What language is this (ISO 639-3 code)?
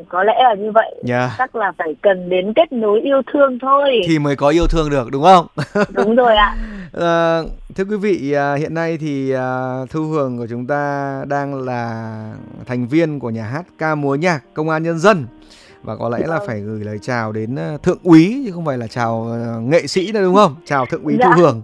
vie